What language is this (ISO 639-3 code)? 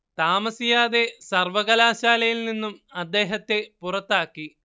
mal